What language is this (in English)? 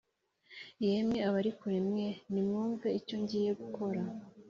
Kinyarwanda